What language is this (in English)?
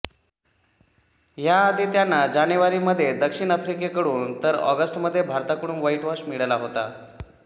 Marathi